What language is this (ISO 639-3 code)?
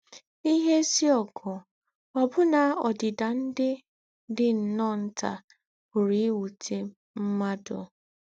ibo